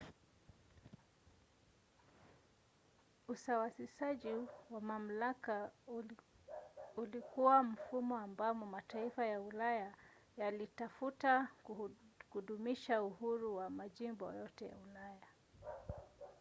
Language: Swahili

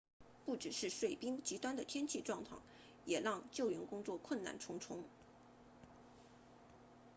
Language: Chinese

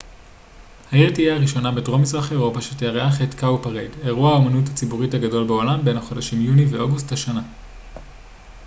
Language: Hebrew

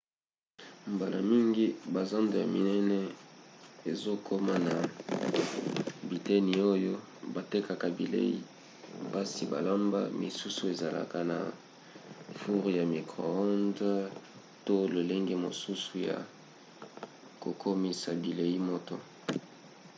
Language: Lingala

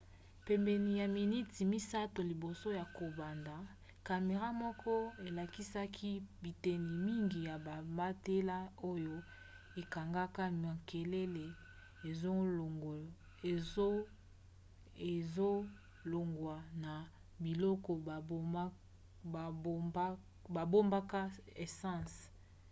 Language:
Lingala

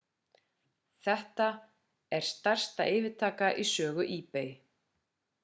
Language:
Icelandic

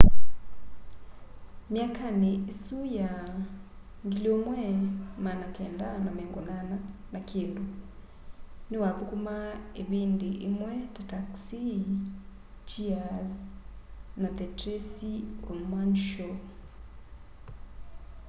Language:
Kamba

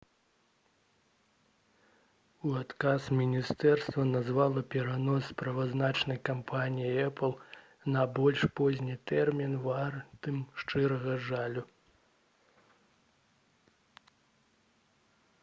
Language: Belarusian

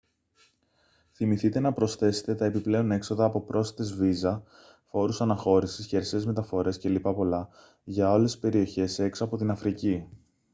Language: Greek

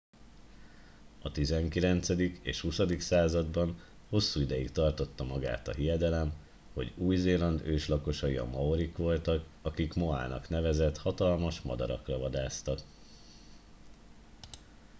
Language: Hungarian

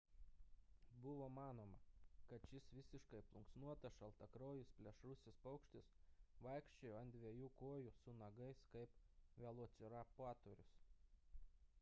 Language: Lithuanian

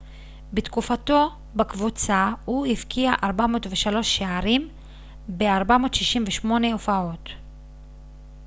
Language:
Hebrew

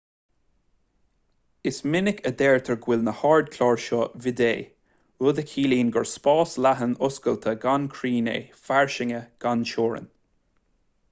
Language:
Irish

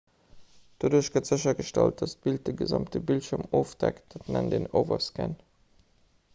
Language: Luxembourgish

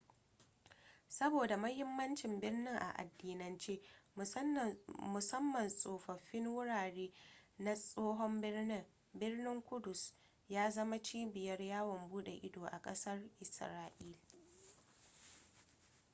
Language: Hausa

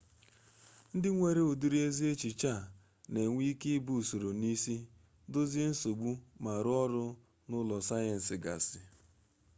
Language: Igbo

